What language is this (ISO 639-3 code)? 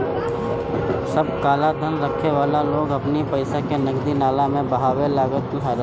bho